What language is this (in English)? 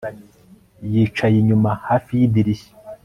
Kinyarwanda